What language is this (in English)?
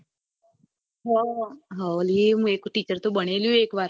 Gujarati